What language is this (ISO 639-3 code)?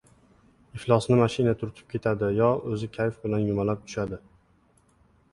uzb